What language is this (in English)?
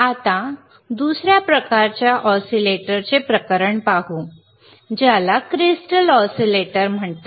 Marathi